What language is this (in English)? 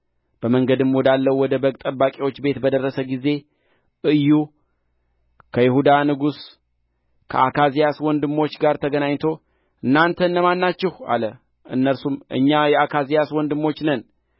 Amharic